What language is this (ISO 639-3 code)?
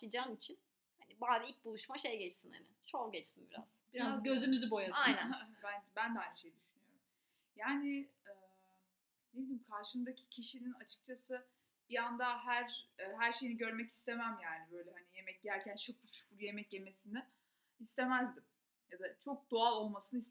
tur